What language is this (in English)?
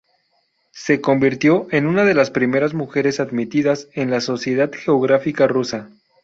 Spanish